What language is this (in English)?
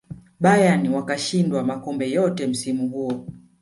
Swahili